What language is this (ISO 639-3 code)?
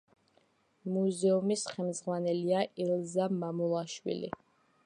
kat